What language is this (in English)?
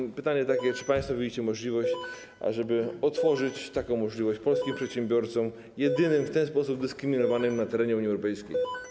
Polish